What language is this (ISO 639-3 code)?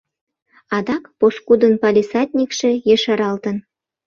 chm